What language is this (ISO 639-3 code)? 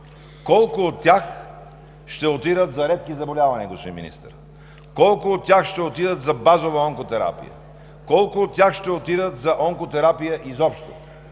bul